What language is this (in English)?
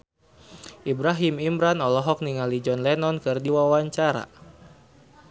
Sundanese